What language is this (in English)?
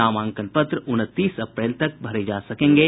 Hindi